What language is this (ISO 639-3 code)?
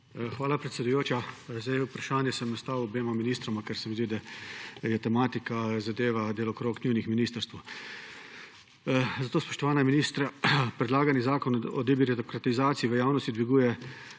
slv